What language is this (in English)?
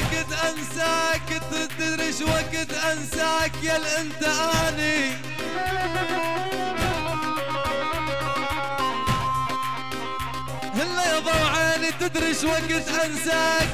Arabic